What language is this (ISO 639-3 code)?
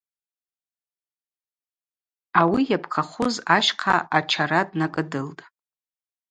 abq